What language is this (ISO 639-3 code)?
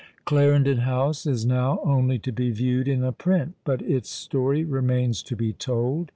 eng